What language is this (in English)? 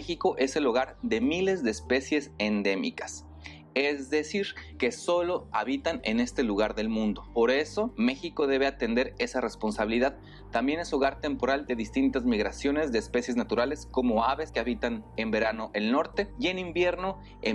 Spanish